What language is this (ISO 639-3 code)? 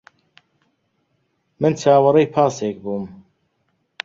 ckb